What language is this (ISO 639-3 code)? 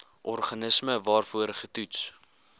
afr